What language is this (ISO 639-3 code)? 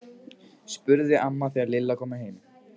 isl